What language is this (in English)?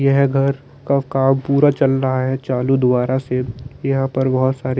Hindi